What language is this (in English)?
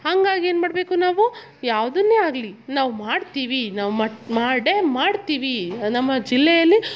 Kannada